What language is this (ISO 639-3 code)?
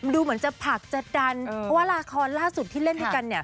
tha